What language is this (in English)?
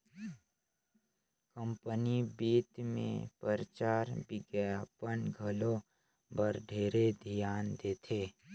Chhattisgarhi